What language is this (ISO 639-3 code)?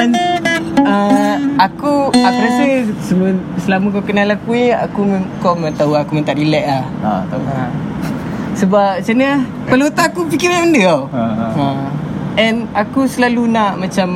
msa